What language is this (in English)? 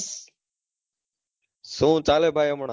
Gujarati